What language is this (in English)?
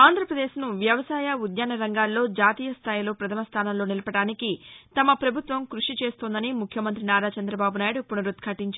Telugu